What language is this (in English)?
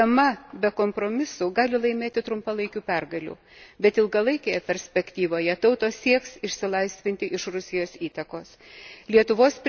Lithuanian